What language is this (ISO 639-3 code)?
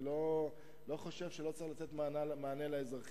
heb